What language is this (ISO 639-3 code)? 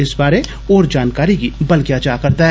doi